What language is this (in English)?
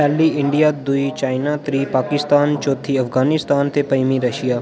Dogri